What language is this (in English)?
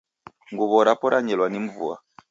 Taita